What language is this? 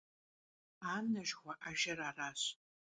Kabardian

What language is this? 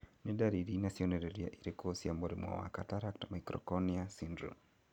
Kikuyu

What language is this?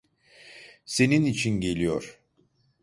Turkish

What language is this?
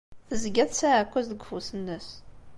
Kabyle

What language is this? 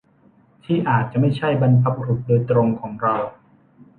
Thai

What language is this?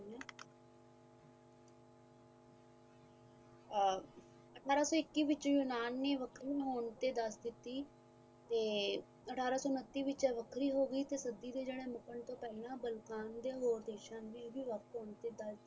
Punjabi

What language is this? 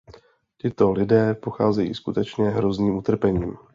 Czech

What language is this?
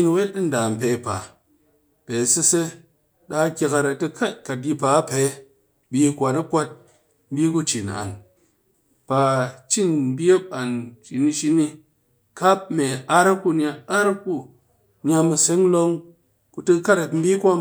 Cakfem-Mushere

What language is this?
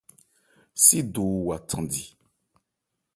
Ebrié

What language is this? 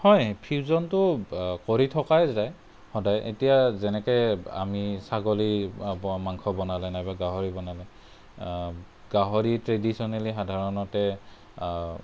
Assamese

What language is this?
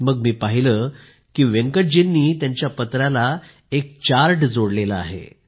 Marathi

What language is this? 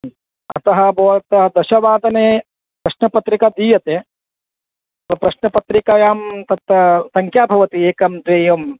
Sanskrit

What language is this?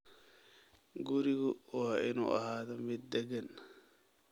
Somali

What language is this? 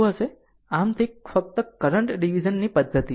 Gujarati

